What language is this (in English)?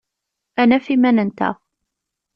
Kabyle